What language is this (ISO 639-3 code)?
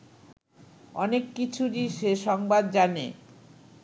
ben